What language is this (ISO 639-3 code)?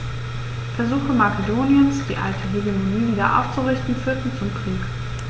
deu